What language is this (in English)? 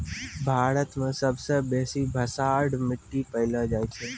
Maithili